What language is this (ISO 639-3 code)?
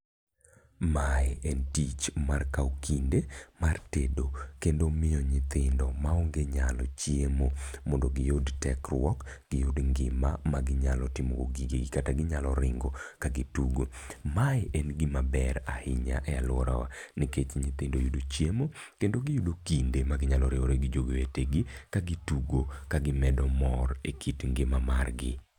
luo